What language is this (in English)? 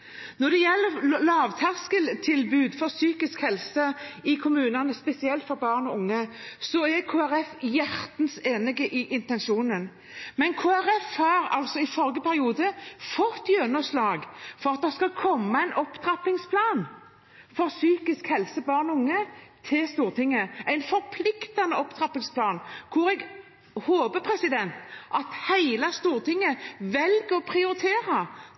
Norwegian Bokmål